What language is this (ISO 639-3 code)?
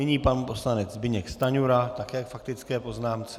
ces